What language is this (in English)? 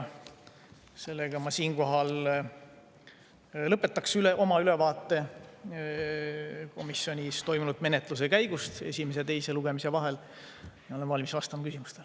Estonian